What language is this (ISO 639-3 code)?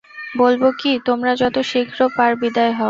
ben